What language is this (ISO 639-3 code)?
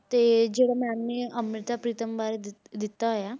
pan